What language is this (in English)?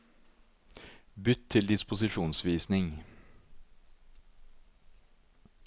Norwegian